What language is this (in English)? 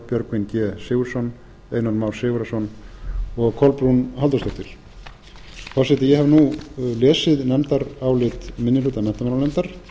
Icelandic